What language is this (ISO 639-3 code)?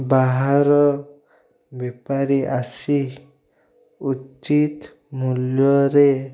ori